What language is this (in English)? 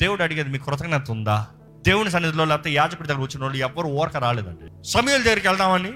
Telugu